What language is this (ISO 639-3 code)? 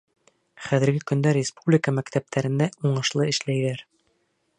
bak